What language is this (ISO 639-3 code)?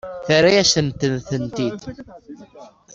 kab